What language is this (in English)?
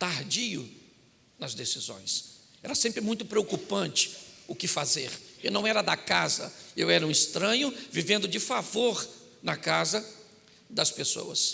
Portuguese